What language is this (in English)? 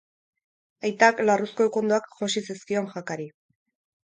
Basque